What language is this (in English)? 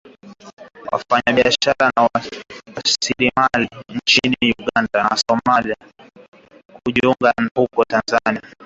Swahili